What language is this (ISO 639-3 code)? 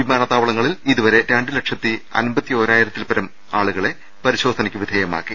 mal